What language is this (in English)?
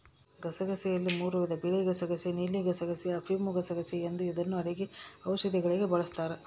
Kannada